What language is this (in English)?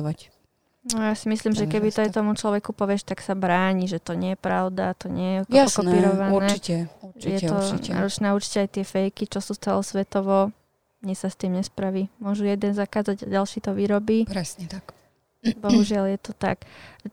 Slovak